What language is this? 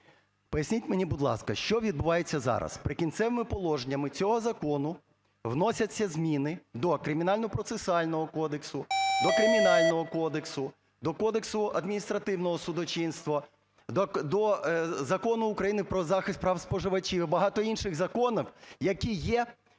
Ukrainian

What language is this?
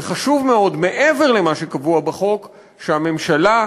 Hebrew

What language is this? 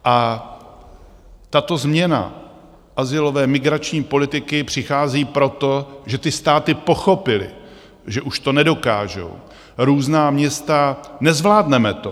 Czech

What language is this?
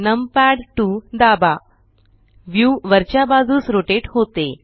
Marathi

